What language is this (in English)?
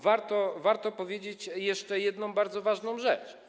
Polish